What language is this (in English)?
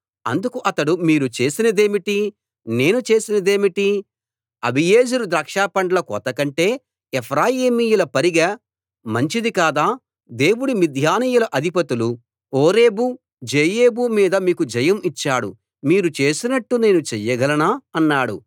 Telugu